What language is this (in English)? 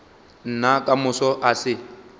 Northern Sotho